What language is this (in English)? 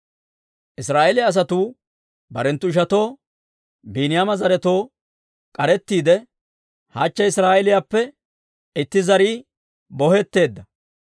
Dawro